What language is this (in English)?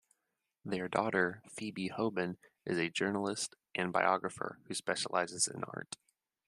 English